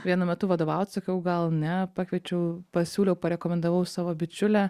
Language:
Lithuanian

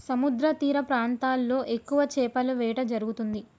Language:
Telugu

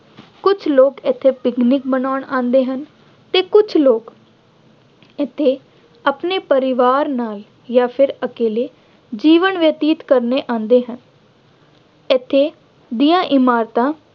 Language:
Punjabi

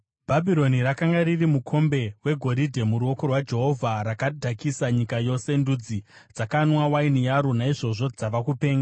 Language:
Shona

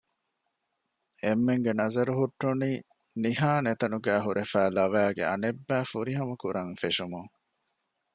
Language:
Divehi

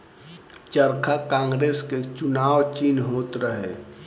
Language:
Bhojpuri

